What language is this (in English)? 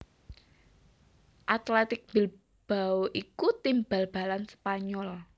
Javanese